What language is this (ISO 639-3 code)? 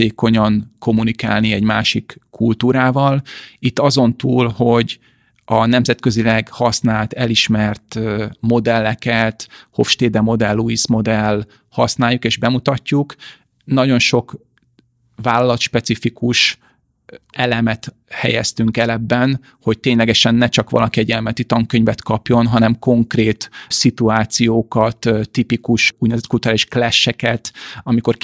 hun